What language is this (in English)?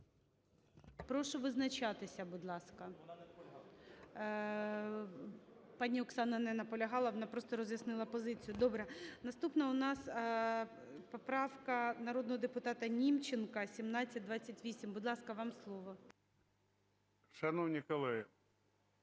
Ukrainian